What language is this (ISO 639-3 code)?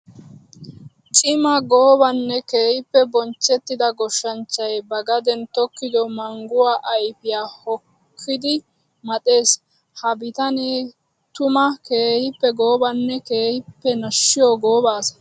wal